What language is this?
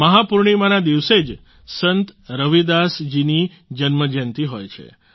Gujarati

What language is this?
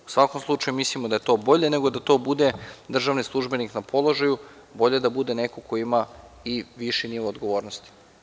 Serbian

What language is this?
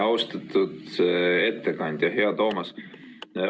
Estonian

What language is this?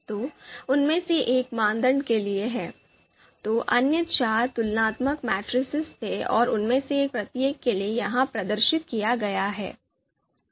Hindi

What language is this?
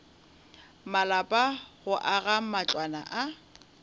Northern Sotho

